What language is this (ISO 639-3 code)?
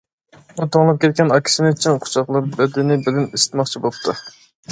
uig